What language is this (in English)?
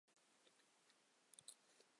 Chinese